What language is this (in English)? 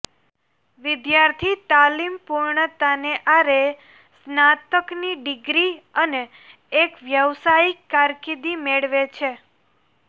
Gujarati